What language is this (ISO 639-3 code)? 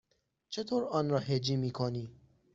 fas